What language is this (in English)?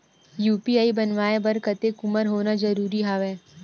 Chhattisgarhi